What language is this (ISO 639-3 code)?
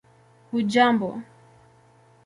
swa